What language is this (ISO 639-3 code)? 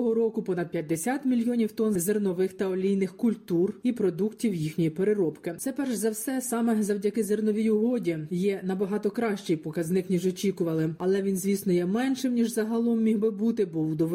ukr